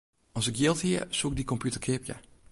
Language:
Western Frisian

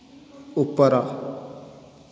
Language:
Odia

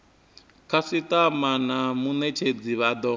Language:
Venda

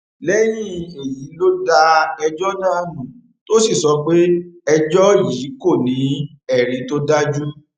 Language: Yoruba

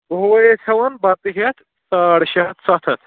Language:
Kashmiri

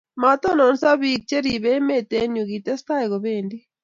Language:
Kalenjin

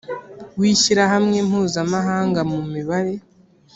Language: Kinyarwanda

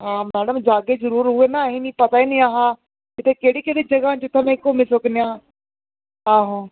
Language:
Dogri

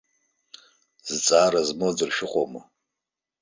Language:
Abkhazian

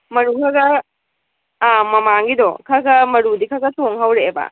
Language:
Manipuri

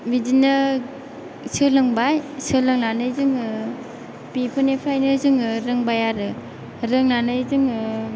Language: Bodo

